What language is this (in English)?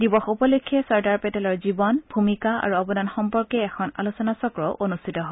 Assamese